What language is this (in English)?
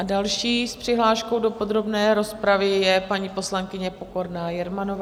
Czech